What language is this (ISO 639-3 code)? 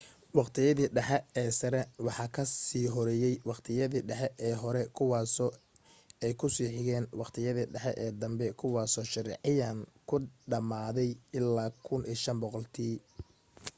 som